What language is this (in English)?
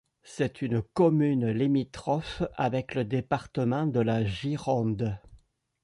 French